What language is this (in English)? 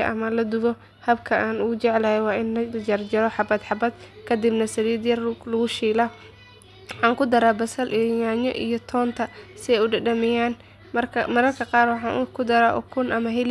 Somali